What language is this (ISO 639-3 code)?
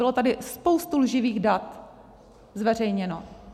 ces